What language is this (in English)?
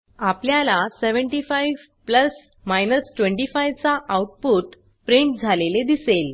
Marathi